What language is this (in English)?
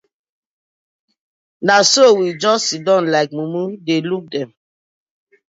Nigerian Pidgin